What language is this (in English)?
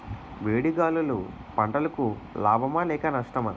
Telugu